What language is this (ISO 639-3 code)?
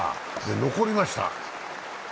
jpn